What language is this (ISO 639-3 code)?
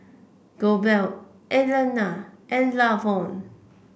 eng